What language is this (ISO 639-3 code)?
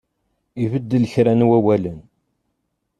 kab